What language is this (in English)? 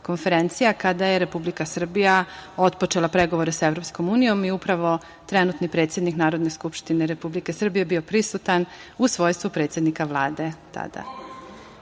Serbian